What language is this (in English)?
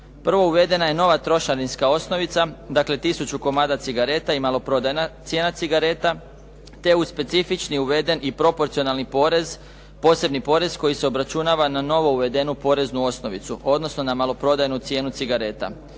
Croatian